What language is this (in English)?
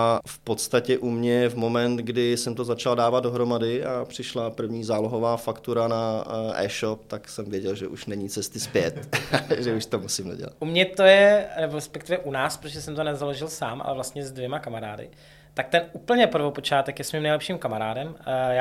Czech